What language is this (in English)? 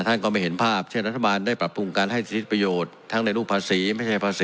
Thai